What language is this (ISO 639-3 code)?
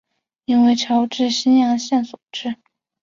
zho